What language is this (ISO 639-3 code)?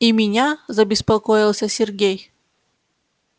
rus